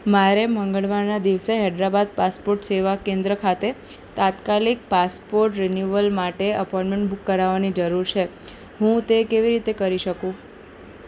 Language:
Gujarati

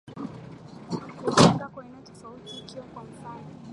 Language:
Swahili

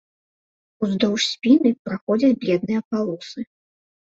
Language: Belarusian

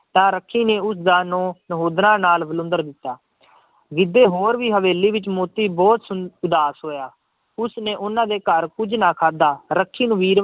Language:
Punjabi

